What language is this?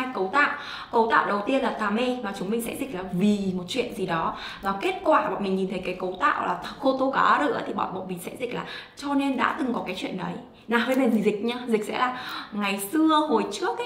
Vietnamese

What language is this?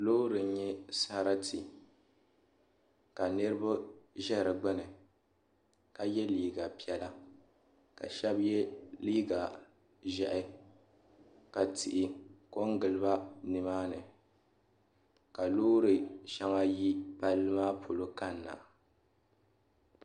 Dagbani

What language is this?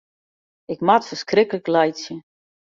Western Frisian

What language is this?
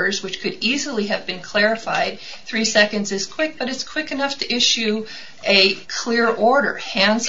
English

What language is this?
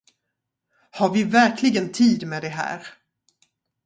Swedish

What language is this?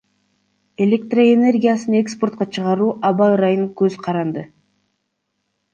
Kyrgyz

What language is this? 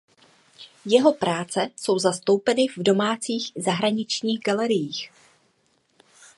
Czech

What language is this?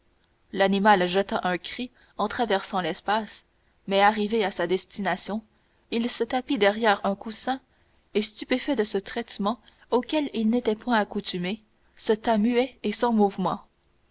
French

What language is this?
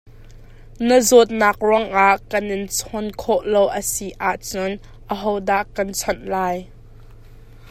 Hakha Chin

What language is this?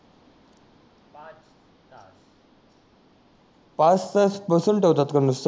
Marathi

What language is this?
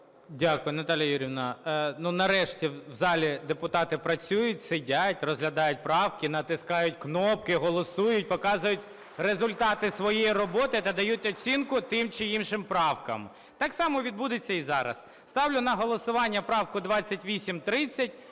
Ukrainian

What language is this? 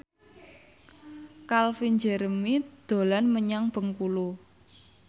Javanese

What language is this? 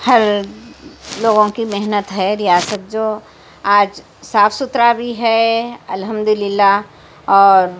Urdu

